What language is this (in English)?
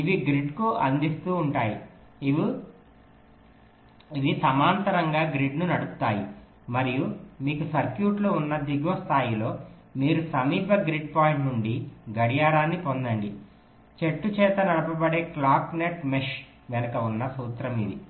Telugu